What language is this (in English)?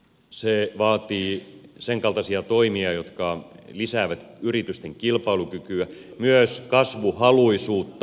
Finnish